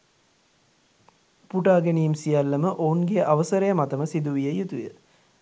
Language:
Sinhala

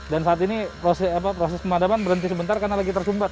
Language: Indonesian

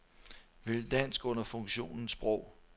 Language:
Danish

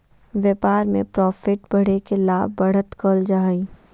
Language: Magahi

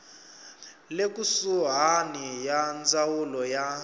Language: Tsonga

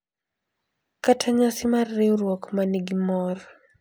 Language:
Luo (Kenya and Tanzania)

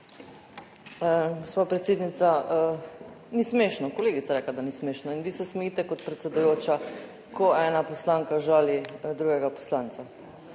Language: Slovenian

